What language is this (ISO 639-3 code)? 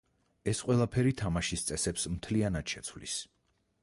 kat